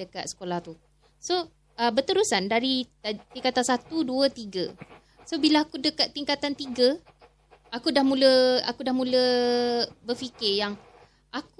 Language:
Malay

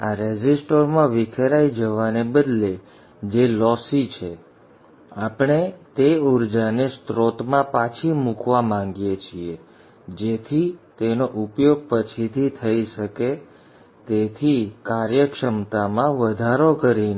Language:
Gujarati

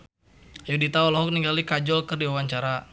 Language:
Sundanese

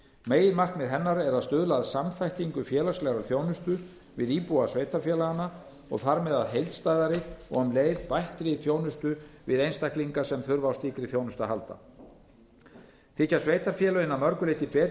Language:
Icelandic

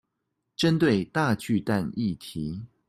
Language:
Chinese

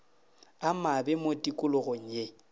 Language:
Northern Sotho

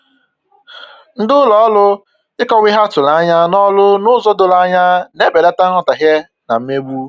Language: Igbo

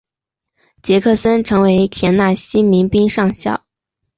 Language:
Chinese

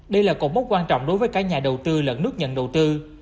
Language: Vietnamese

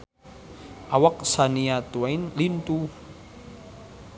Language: Sundanese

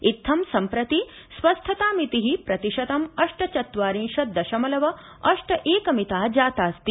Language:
Sanskrit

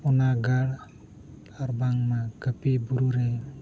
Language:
Santali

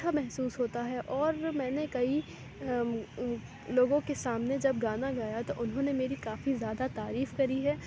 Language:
Urdu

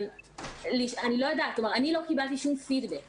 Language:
Hebrew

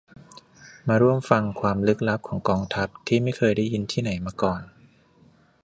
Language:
Thai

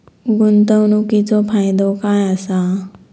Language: Marathi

